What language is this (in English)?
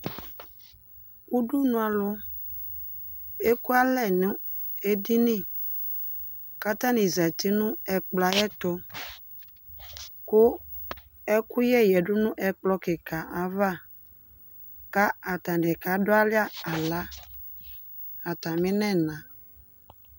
Ikposo